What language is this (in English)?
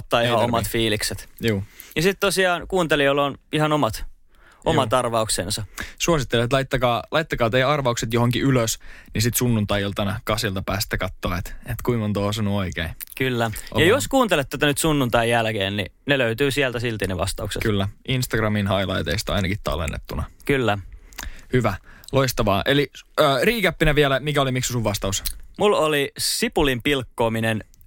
Finnish